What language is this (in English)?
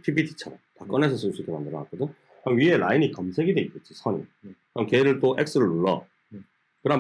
Korean